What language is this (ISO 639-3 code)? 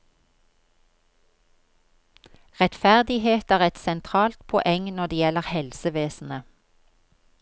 nor